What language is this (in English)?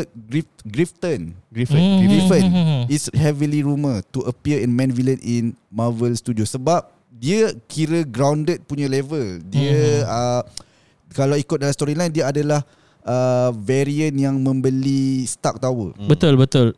Malay